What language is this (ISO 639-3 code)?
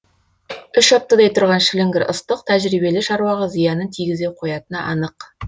kaz